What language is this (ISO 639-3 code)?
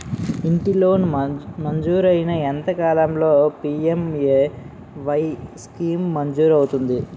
tel